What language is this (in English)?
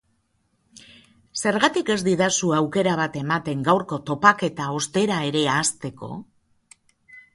Basque